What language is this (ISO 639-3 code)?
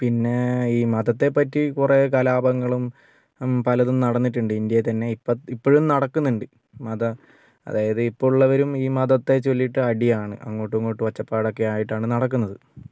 mal